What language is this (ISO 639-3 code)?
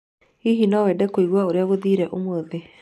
kik